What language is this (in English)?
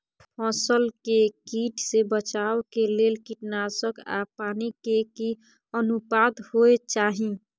Maithili